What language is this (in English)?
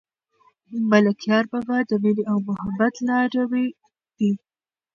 Pashto